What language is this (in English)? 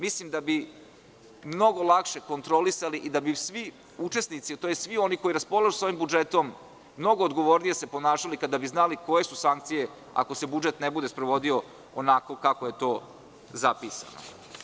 Serbian